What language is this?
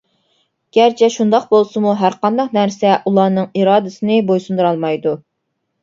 Uyghur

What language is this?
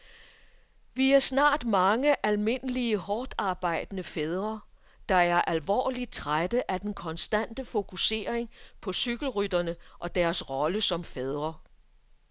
Danish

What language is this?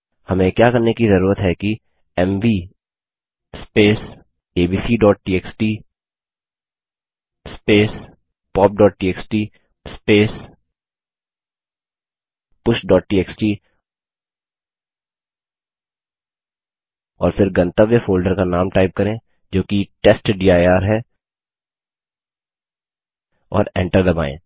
Hindi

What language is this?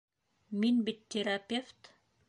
Bashkir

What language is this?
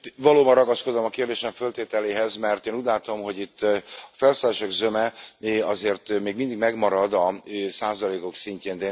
Hungarian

